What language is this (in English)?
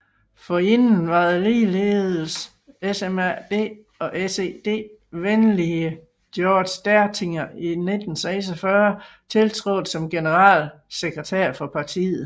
Danish